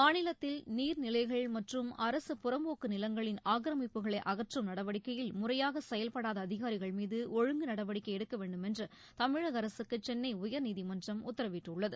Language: Tamil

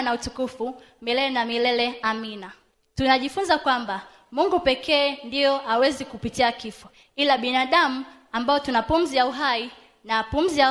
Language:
Swahili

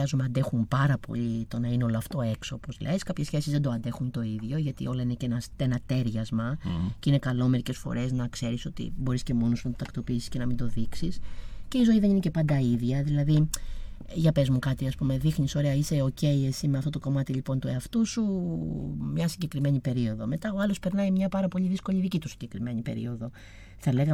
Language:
Greek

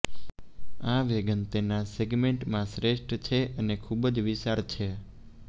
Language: Gujarati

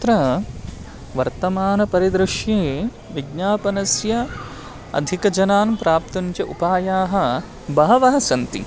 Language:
Sanskrit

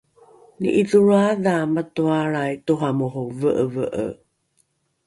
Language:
Rukai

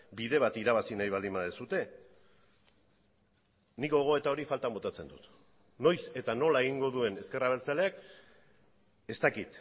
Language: Basque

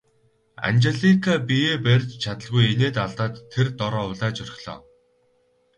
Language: Mongolian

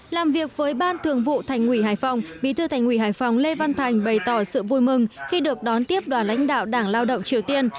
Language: Vietnamese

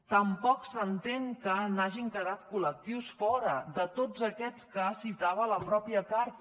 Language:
Catalan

